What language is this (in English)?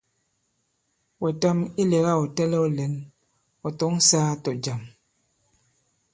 Bankon